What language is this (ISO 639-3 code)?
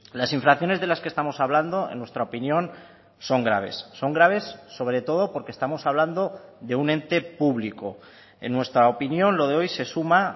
spa